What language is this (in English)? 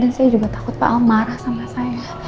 Indonesian